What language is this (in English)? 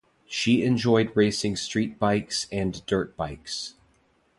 English